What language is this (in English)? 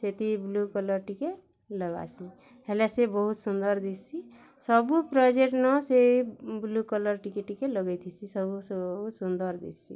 Odia